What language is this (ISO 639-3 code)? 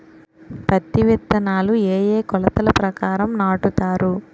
tel